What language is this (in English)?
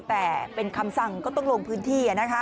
Thai